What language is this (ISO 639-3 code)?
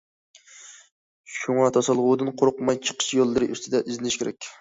uig